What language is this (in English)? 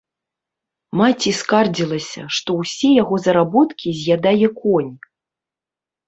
Belarusian